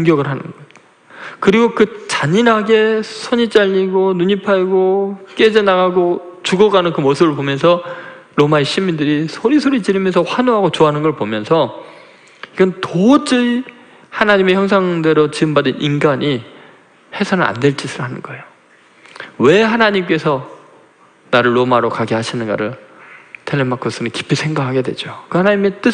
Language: Korean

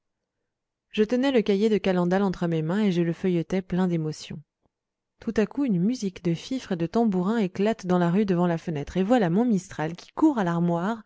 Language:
French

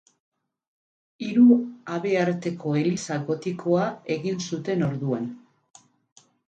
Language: Basque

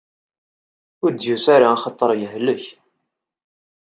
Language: Kabyle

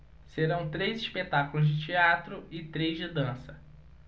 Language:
Portuguese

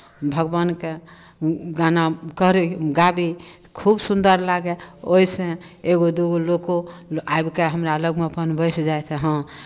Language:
Maithili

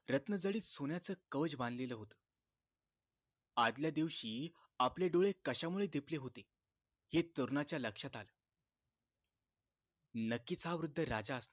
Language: Marathi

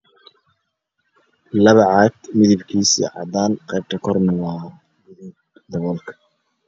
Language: Somali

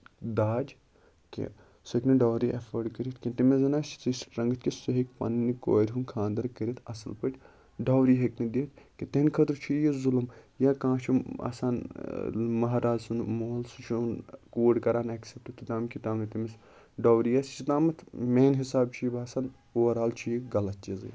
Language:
Kashmiri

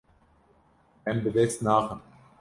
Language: Kurdish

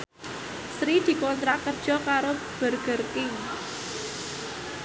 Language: Javanese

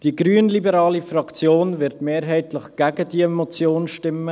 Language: Swiss German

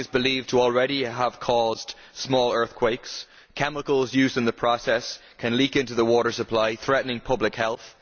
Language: English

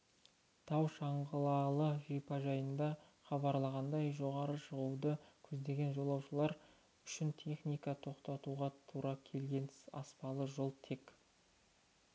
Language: Kazakh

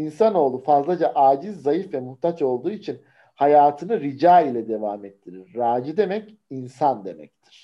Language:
Turkish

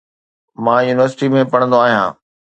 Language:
Sindhi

